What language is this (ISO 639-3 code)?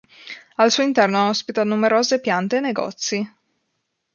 ita